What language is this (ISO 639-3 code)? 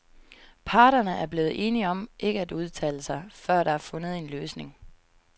dan